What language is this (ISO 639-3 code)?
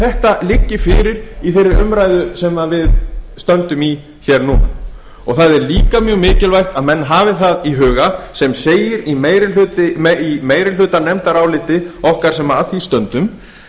isl